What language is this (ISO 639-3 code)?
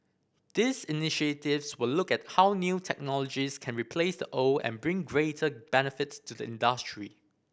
eng